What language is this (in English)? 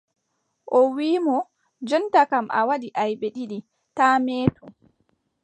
Adamawa Fulfulde